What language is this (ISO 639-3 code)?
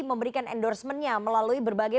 ind